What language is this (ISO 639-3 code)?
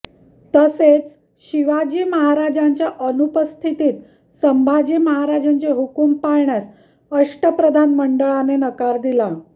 mar